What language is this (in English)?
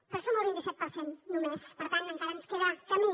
Catalan